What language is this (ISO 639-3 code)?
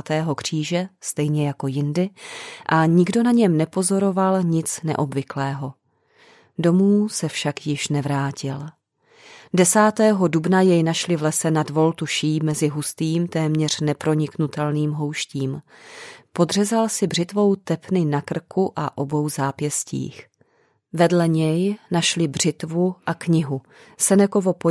ces